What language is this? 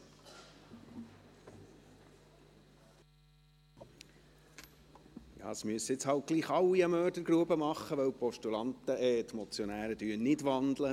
Swiss German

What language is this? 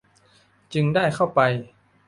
Thai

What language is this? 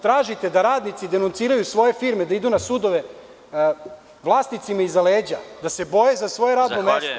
Serbian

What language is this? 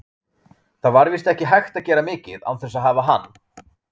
Icelandic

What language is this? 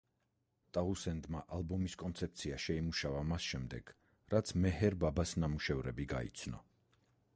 Georgian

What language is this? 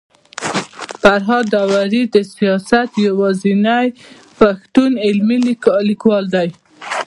Pashto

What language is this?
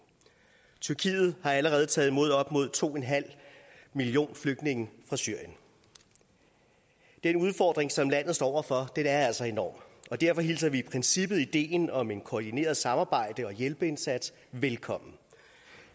Danish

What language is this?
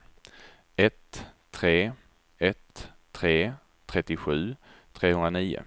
Swedish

